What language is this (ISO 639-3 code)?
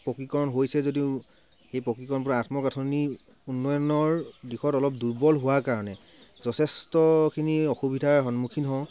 asm